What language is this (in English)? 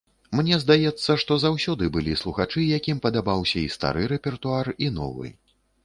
Belarusian